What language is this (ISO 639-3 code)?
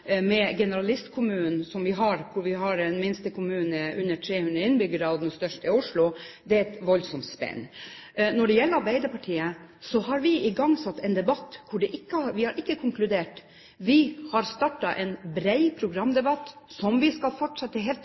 nob